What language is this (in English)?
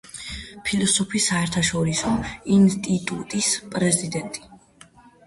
Georgian